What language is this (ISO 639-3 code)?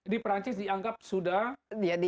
ind